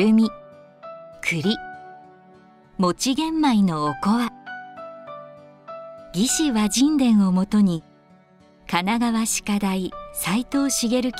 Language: Japanese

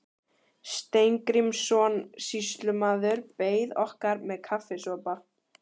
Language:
Icelandic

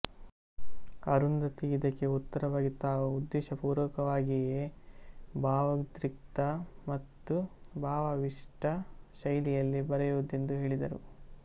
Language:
Kannada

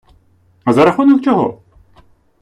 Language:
Ukrainian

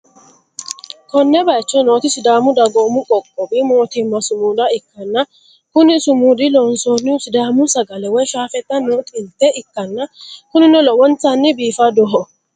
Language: Sidamo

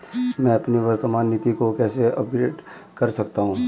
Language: Hindi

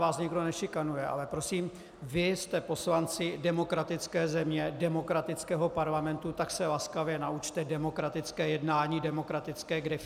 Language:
Czech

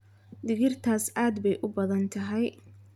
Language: Somali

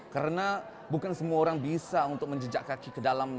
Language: Indonesian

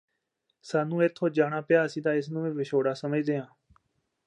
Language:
Punjabi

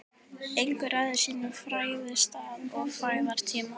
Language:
Icelandic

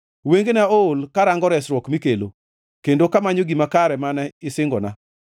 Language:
Luo (Kenya and Tanzania)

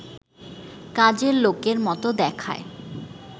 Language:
Bangla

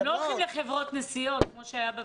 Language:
Hebrew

